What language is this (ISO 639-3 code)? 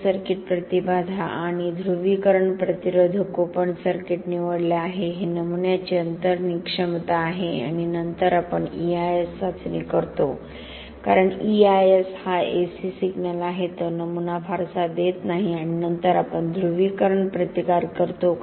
mar